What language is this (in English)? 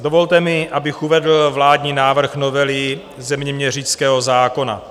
Czech